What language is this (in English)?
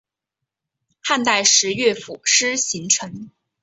Chinese